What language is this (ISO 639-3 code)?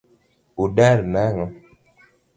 luo